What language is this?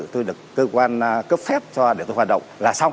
Vietnamese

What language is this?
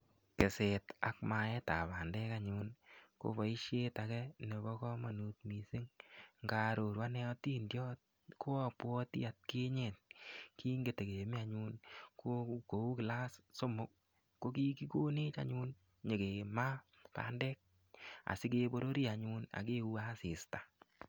Kalenjin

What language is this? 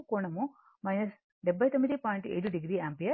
Telugu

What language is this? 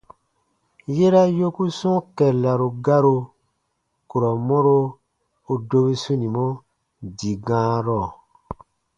Baatonum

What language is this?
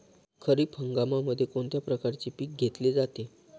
Marathi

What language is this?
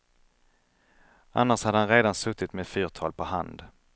Swedish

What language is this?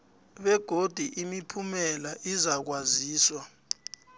South Ndebele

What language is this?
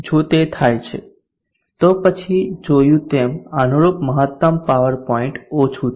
Gujarati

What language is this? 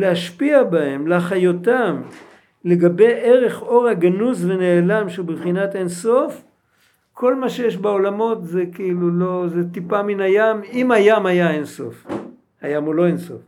Hebrew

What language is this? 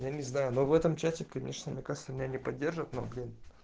Russian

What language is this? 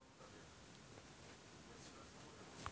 Russian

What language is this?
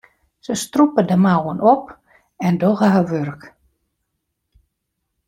Western Frisian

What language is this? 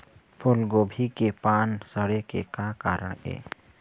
Chhattisgarhi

